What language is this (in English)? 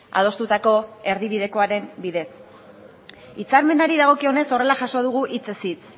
Basque